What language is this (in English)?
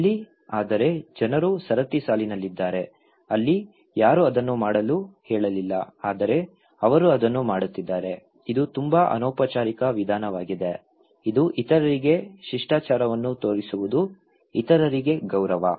Kannada